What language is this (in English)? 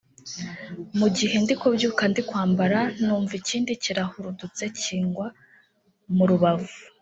Kinyarwanda